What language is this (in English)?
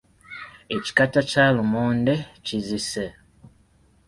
Ganda